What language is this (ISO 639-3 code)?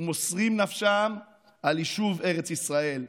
heb